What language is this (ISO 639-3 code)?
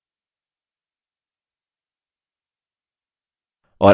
hin